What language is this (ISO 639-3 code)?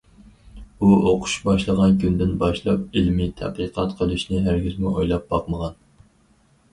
uig